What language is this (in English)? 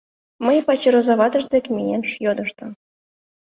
Mari